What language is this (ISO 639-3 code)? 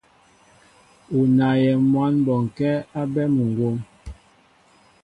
mbo